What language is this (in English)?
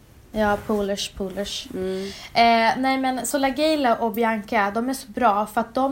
Swedish